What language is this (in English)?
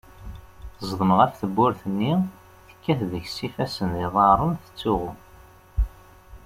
Kabyle